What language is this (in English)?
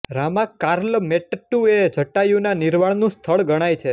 Gujarati